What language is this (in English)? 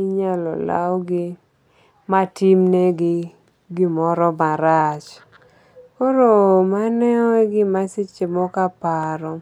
Luo (Kenya and Tanzania)